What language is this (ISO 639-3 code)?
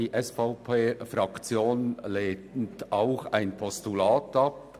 gsw